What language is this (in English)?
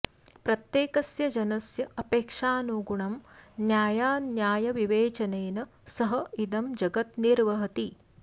Sanskrit